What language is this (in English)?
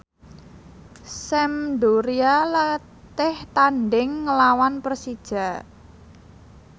Javanese